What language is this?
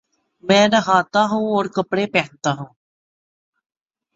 Urdu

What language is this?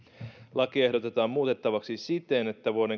Finnish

